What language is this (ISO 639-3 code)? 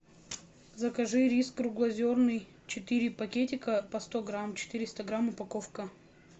rus